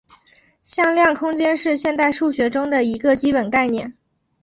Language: Chinese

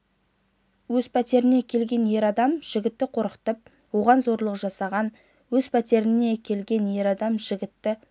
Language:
Kazakh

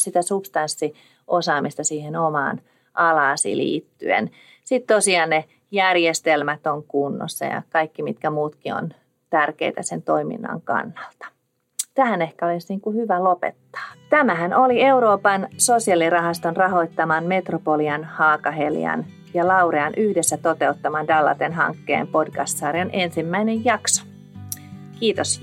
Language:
Finnish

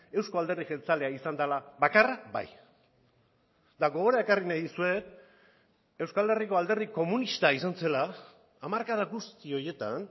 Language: Basque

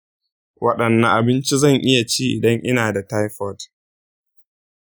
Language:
Hausa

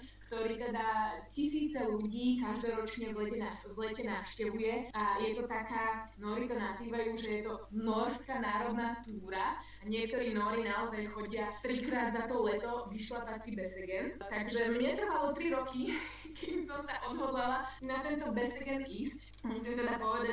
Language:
Slovak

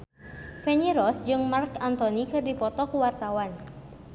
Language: Sundanese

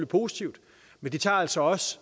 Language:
Danish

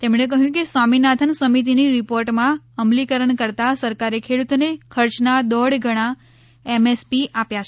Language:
Gujarati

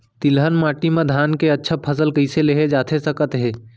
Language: Chhattisgarhi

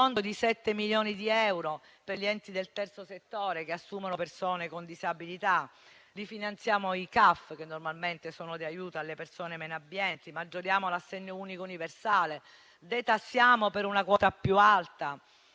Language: Italian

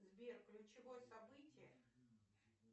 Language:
Russian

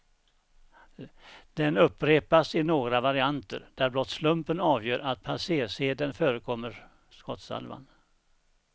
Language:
Swedish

